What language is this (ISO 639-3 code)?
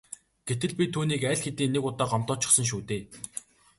mon